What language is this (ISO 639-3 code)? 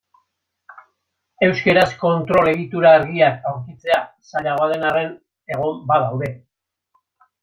eus